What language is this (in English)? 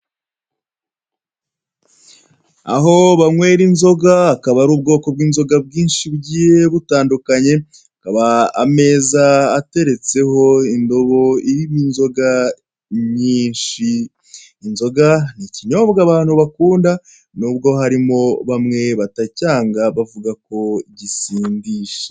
Kinyarwanda